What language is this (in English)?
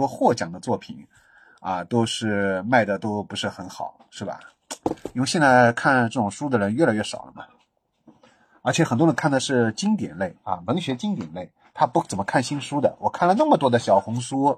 Chinese